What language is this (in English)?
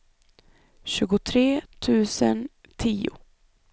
Swedish